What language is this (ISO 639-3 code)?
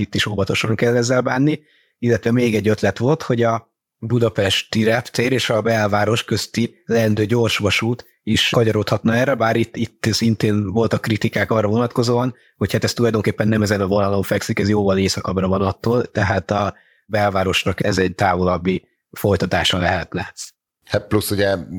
hun